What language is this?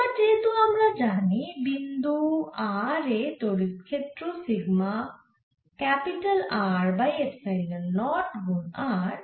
Bangla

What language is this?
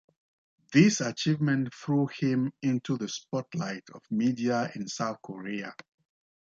English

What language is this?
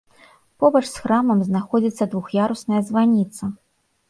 Belarusian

